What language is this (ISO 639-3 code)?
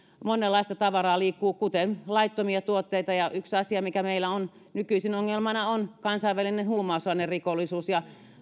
fin